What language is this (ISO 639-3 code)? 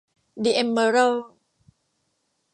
tha